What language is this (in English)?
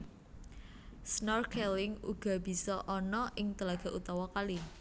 Javanese